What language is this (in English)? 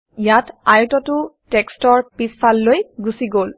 Assamese